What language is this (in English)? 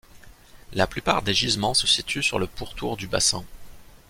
French